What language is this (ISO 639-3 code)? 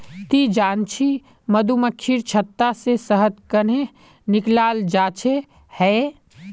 mag